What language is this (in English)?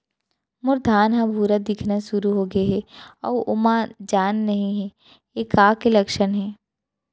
Chhattisgarhi